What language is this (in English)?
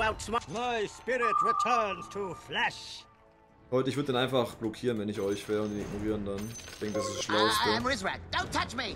German